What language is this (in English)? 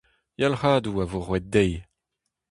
Breton